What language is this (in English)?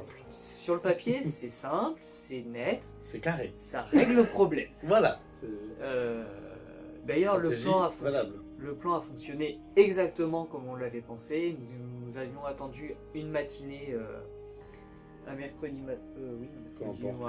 French